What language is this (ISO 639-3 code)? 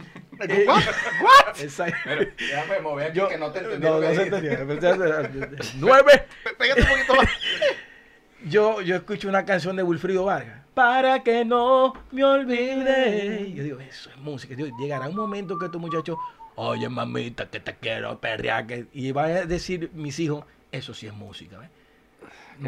spa